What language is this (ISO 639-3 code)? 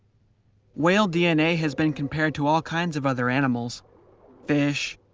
eng